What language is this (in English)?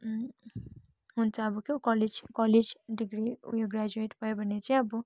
Nepali